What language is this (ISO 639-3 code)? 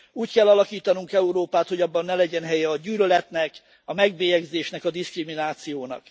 hun